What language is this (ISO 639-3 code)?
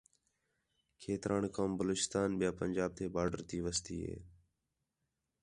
xhe